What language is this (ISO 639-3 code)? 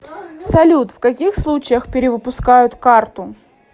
rus